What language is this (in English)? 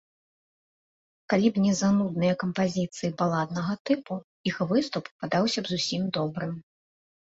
Belarusian